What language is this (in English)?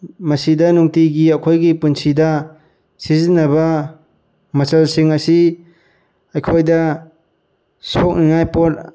Manipuri